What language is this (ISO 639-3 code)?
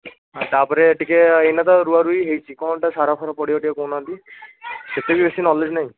ori